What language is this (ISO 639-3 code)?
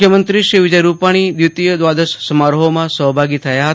guj